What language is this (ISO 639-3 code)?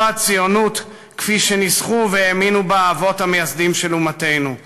heb